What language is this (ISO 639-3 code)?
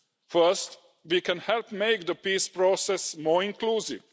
eng